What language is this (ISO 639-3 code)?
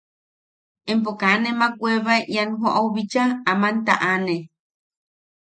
yaq